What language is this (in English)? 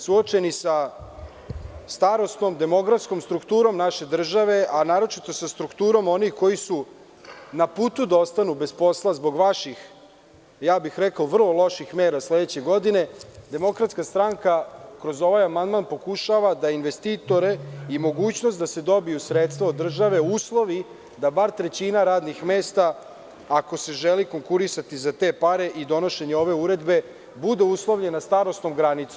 Serbian